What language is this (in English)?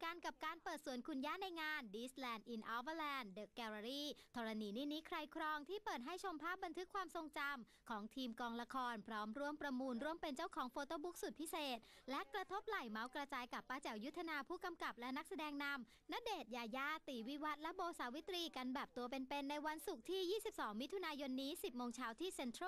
Thai